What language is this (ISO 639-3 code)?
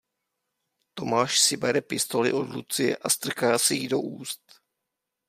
ces